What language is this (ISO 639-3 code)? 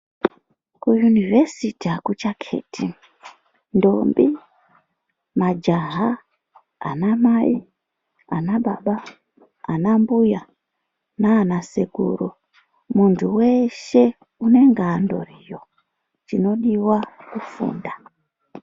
ndc